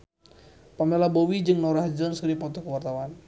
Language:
Sundanese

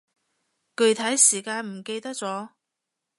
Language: Cantonese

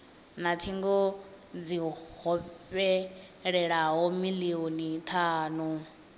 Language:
Venda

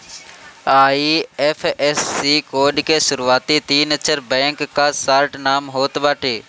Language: Bhojpuri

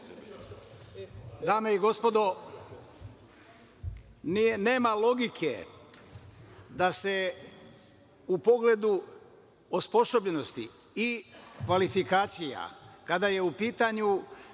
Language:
Serbian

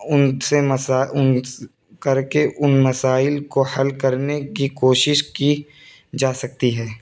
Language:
Urdu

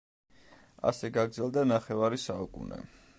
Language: Georgian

